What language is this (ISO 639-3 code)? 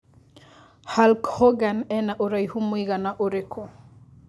kik